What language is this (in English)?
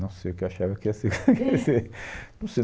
Portuguese